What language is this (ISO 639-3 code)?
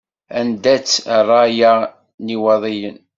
kab